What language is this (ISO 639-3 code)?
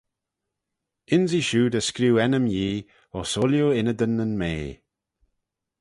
glv